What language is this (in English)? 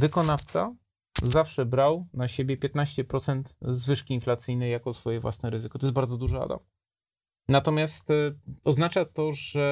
Polish